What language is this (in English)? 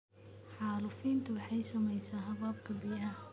Somali